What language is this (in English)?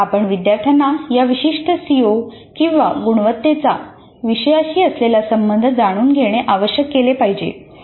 Marathi